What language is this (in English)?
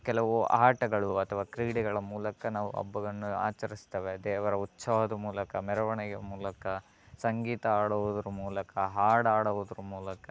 Kannada